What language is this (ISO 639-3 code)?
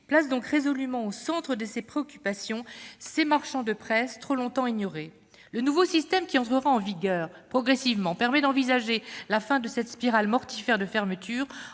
fra